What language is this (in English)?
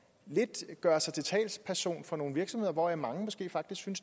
Danish